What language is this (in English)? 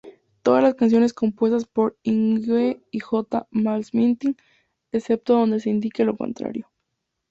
Spanish